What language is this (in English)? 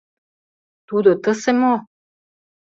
Mari